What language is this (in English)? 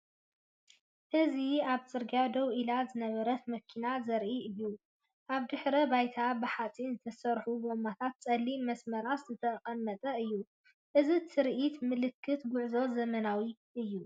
Tigrinya